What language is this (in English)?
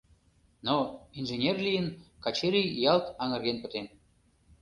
Mari